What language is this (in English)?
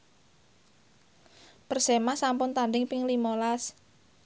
Javanese